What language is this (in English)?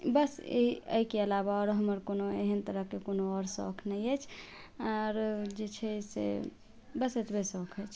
Maithili